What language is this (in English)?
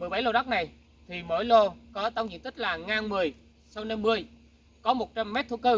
Vietnamese